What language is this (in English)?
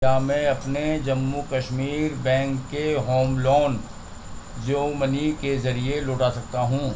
Urdu